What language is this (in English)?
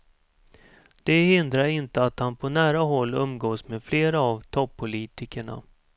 Swedish